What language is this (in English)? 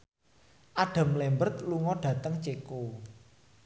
Javanese